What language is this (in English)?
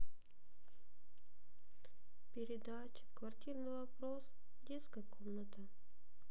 Russian